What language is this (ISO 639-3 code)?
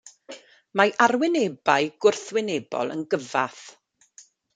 cym